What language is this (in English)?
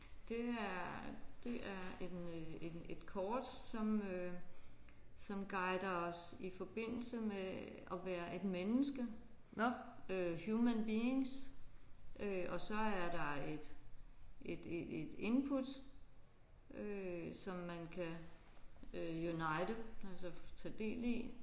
Danish